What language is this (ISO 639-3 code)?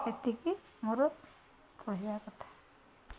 ori